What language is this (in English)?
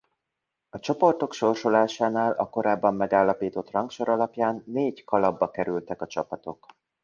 Hungarian